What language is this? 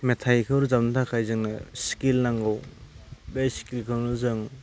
Bodo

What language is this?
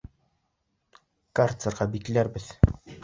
Bashkir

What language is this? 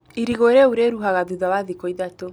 Kikuyu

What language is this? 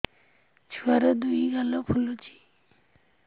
Odia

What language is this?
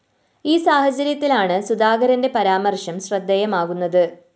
Malayalam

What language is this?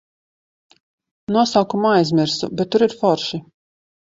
Latvian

